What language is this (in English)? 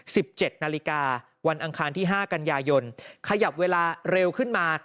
Thai